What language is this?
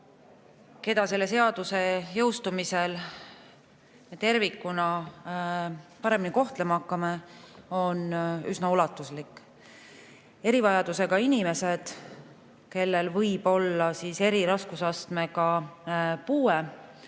Estonian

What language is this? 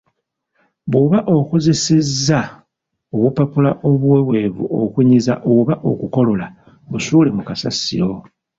Ganda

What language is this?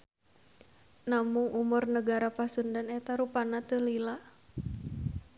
Sundanese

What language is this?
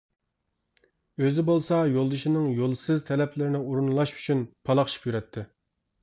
Uyghur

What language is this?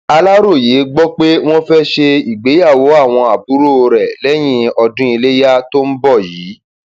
Yoruba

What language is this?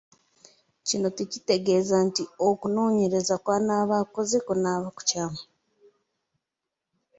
Ganda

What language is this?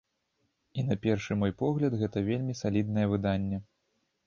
Belarusian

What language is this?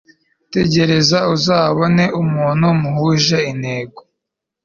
Kinyarwanda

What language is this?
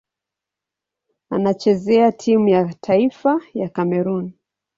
Swahili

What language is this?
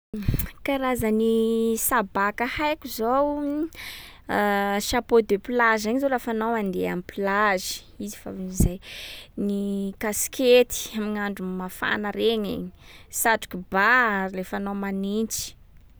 Sakalava Malagasy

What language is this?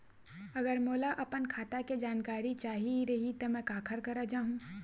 Chhattisgarhi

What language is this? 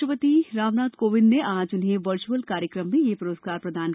Hindi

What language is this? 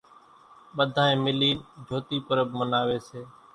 Kachi Koli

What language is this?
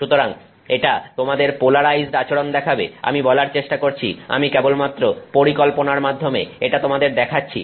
Bangla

